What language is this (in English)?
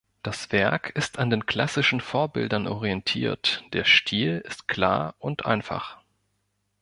German